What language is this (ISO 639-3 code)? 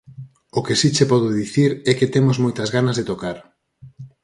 glg